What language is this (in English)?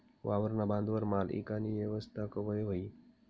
Marathi